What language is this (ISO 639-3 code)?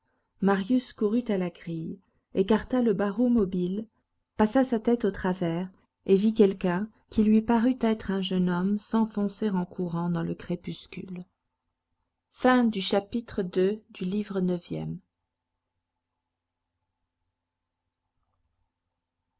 fra